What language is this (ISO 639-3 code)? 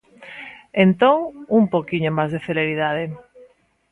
glg